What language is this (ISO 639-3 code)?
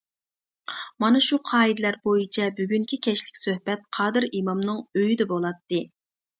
uig